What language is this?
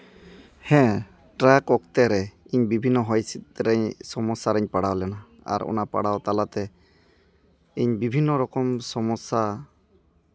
Santali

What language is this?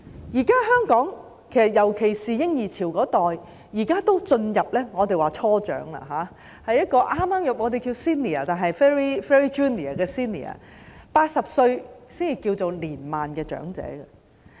Cantonese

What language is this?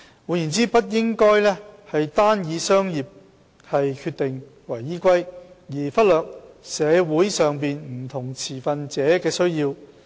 Cantonese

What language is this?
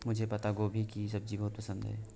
Hindi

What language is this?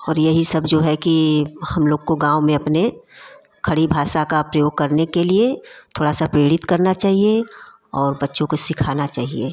Hindi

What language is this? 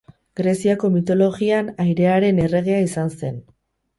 Basque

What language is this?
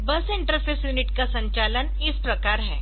Hindi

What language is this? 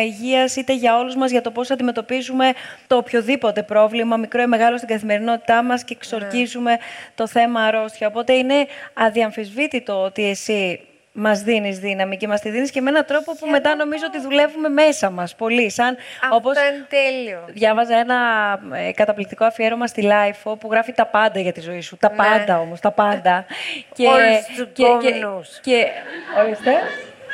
Greek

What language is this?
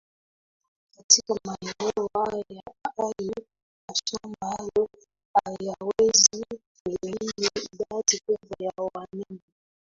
Swahili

